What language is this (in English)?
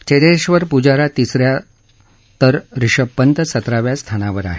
Marathi